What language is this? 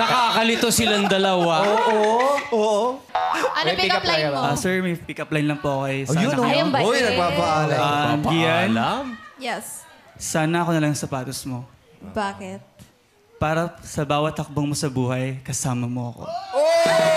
Filipino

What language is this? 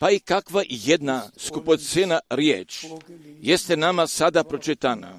Croatian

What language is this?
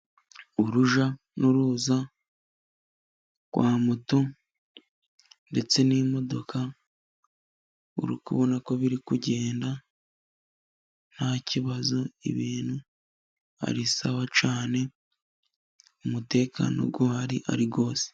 Kinyarwanda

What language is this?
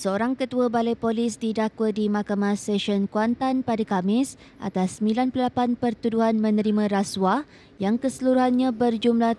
Malay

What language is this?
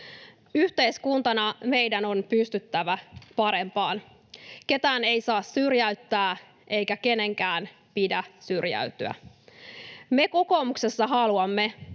Finnish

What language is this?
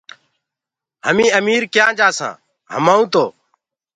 Gurgula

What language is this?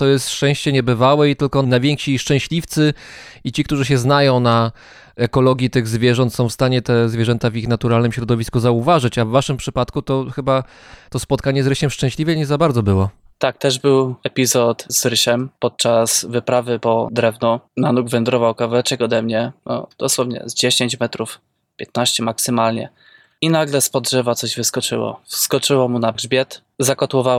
Polish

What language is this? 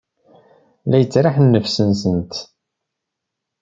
Kabyle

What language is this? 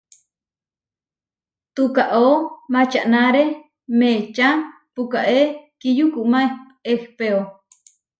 Huarijio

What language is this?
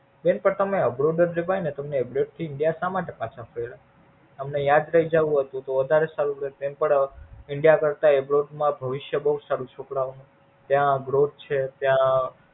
Gujarati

